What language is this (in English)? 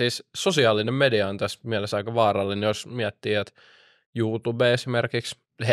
Finnish